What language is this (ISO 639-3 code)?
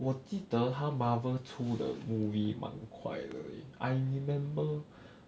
eng